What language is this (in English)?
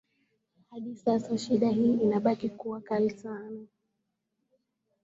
Swahili